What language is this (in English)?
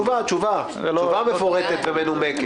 Hebrew